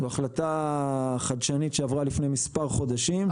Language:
Hebrew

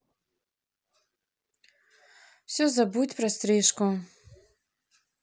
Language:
Russian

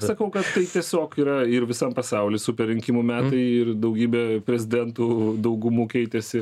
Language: Lithuanian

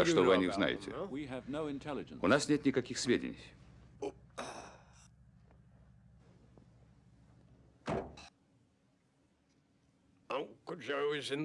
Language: Russian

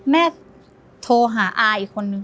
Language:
Thai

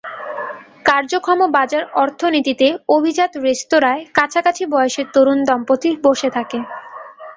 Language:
Bangla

